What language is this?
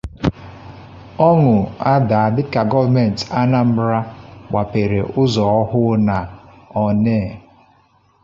Igbo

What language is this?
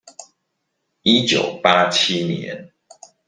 Chinese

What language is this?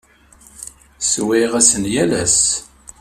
Kabyle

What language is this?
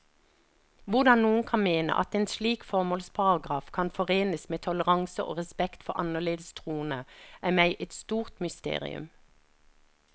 Norwegian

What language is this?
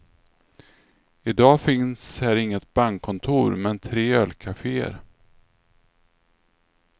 Swedish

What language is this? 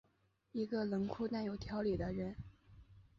Chinese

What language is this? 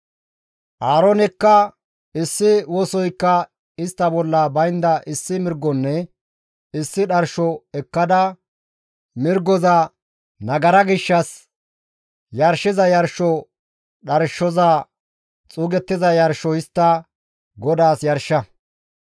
Gamo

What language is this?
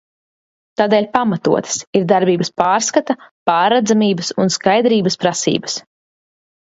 Latvian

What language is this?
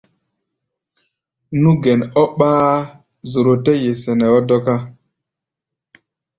Gbaya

